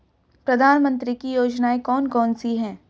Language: Hindi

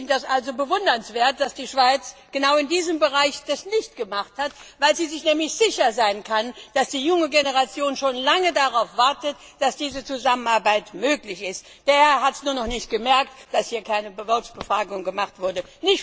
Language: German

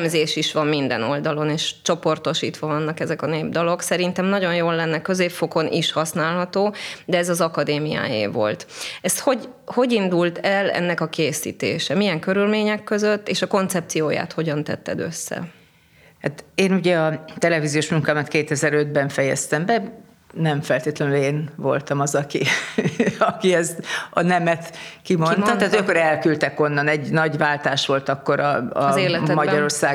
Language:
Hungarian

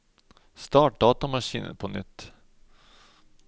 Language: Norwegian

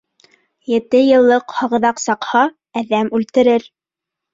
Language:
Bashkir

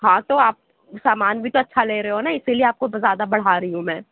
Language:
Urdu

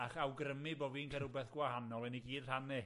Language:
Welsh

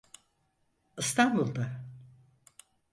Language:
Turkish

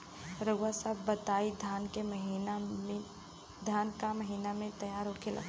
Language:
Bhojpuri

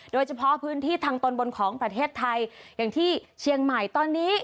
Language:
Thai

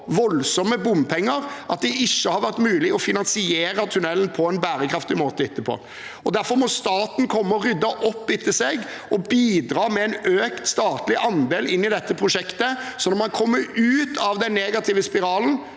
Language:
Norwegian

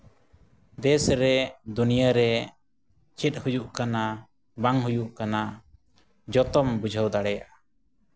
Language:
Santali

